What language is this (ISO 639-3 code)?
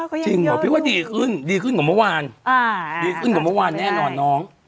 tha